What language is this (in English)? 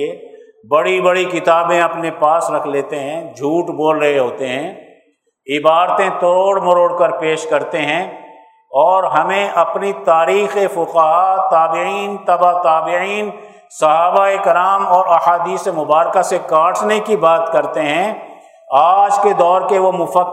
Urdu